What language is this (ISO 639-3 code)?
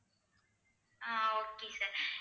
tam